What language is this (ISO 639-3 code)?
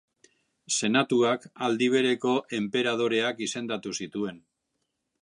eus